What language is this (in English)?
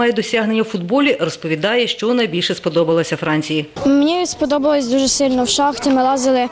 Ukrainian